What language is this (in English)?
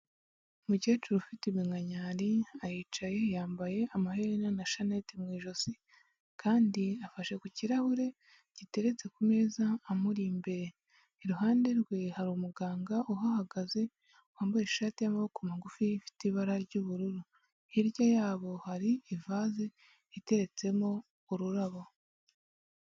Kinyarwanda